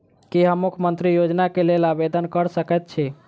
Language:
Maithili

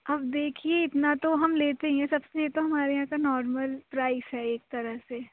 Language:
Urdu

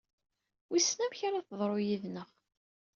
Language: Kabyle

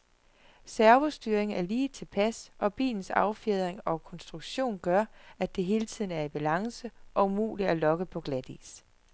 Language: Danish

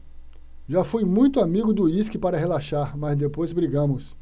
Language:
Portuguese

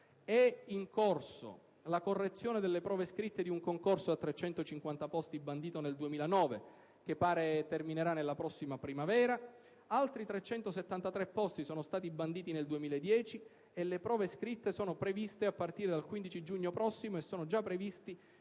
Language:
Italian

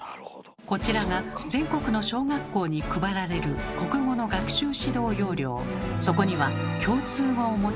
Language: Japanese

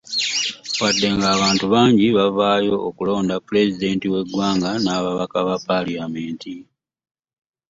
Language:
Ganda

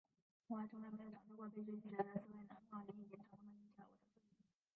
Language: Chinese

